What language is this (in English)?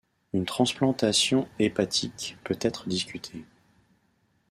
French